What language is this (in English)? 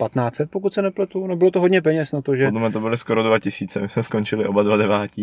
Czech